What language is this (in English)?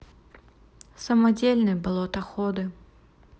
Russian